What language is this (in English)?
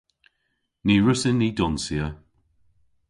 Cornish